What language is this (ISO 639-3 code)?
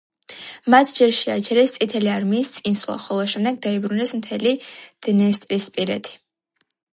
kat